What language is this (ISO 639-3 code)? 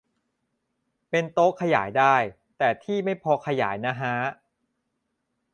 tha